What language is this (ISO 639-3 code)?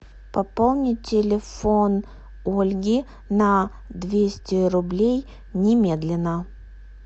rus